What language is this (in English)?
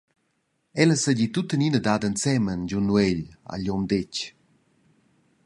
Romansh